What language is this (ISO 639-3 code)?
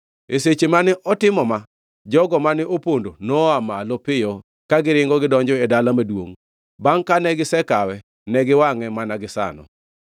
luo